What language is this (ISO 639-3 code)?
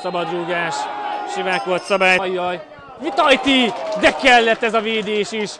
hun